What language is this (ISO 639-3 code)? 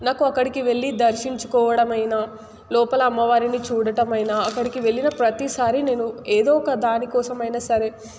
tel